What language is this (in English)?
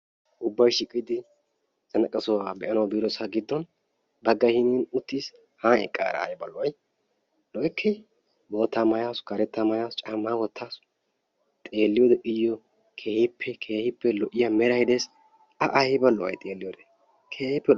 Wolaytta